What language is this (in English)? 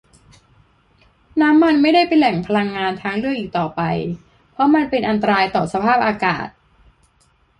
Thai